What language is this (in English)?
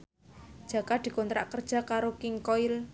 Javanese